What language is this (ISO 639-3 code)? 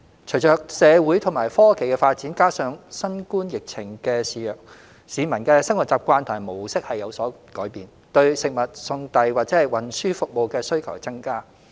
yue